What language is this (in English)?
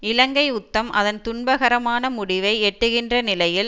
Tamil